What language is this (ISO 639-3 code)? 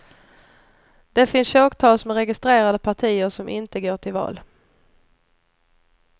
swe